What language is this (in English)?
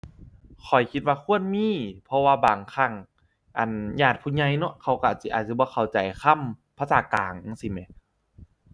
Thai